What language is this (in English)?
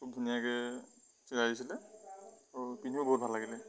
Assamese